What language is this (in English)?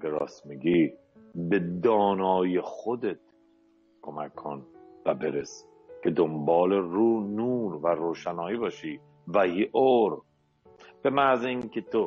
Persian